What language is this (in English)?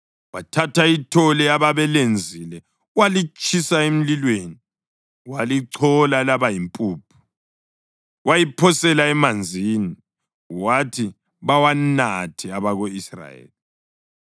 North Ndebele